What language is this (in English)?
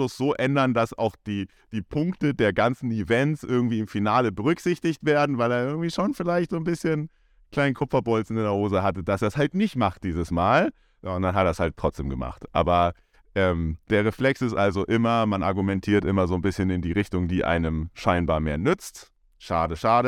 German